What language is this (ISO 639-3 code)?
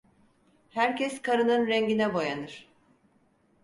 tur